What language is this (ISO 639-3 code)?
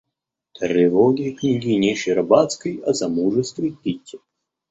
rus